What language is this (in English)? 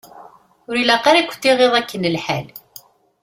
Kabyle